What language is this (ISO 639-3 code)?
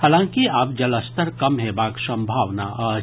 mai